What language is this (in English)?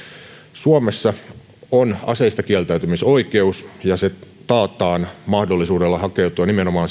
Finnish